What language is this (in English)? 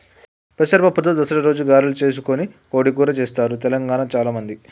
Telugu